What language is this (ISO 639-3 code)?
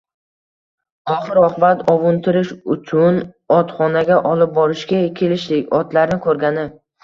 uzb